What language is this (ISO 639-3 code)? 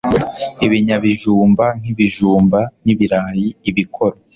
kin